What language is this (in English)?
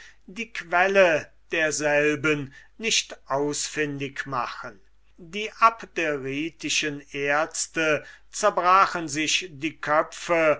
German